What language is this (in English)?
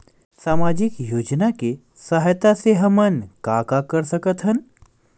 Chhattisgarhi